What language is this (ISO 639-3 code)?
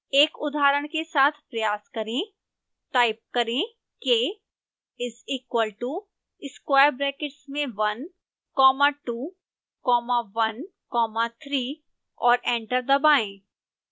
hin